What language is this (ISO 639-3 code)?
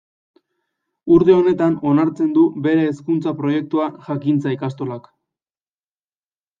eus